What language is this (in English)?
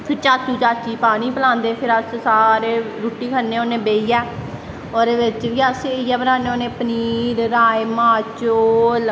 Dogri